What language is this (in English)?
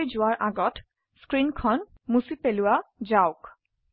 Assamese